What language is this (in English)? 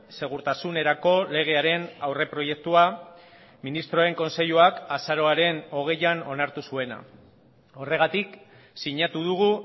Basque